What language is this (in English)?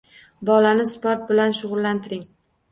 Uzbek